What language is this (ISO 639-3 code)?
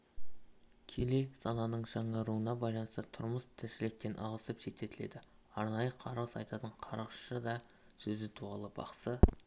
kaz